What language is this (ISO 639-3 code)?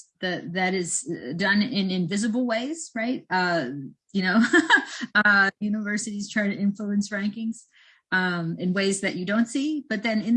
eng